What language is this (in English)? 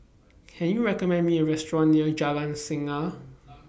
English